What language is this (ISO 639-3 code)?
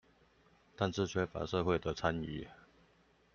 zho